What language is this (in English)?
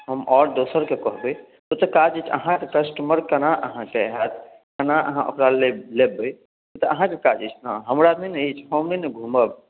Maithili